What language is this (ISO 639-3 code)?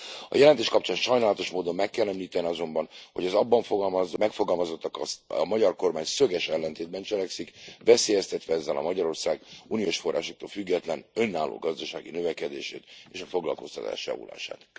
hun